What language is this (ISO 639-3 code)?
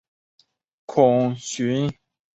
zho